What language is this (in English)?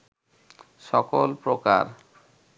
Bangla